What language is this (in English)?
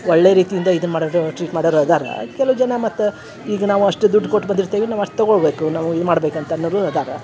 Kannada